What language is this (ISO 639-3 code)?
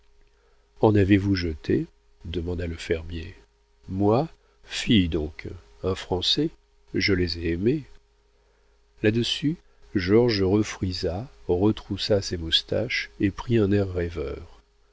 fra